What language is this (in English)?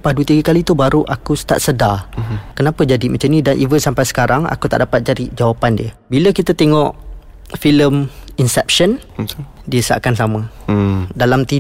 Malay